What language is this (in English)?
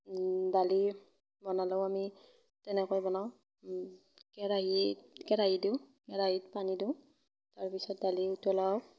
Assamese